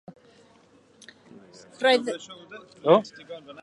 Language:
Welsh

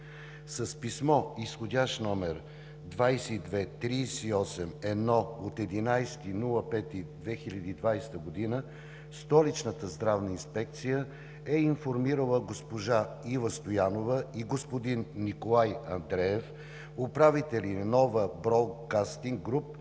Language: Bulgarian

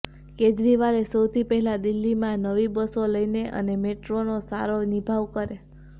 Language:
Gujarati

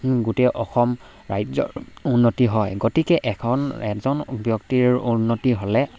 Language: Assamese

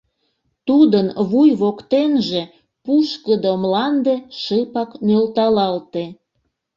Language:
Mari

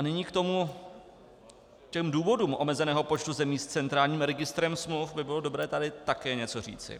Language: Czech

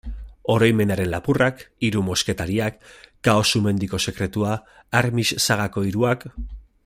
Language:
Basque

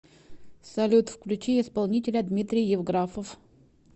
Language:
Russian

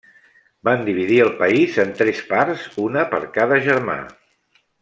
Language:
Catalan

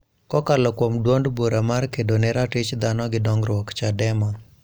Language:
Luo (Kenya and Tanzania)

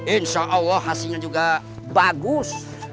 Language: Indonesian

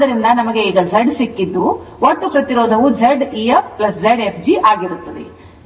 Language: Kannada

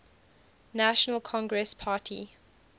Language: English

